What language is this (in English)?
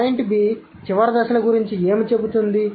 Telugu